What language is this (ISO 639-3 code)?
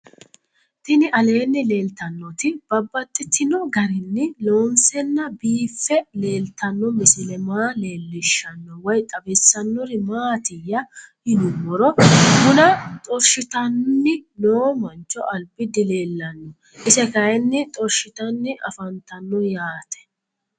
sid